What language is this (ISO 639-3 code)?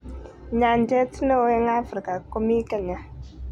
kln